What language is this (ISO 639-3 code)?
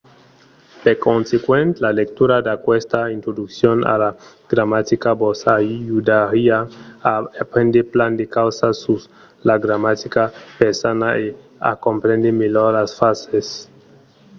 oci